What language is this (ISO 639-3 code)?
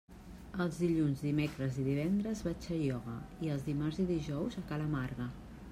cat